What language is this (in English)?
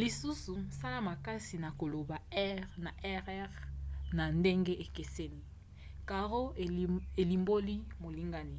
Lingala